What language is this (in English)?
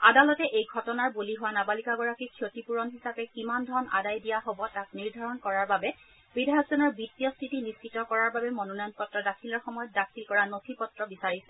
Assamese